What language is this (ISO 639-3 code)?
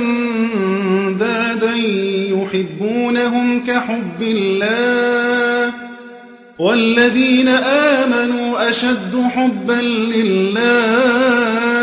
ara